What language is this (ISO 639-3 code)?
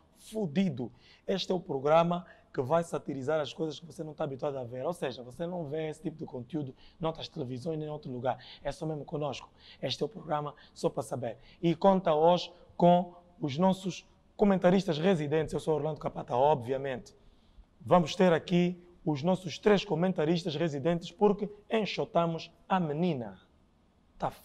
por